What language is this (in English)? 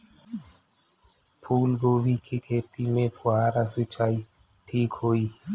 Bhojpuri